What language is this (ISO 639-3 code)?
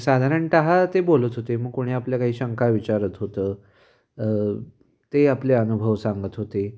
mar